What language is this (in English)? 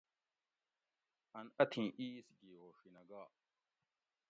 Gawri